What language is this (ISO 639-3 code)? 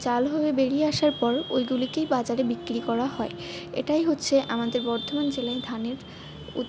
ben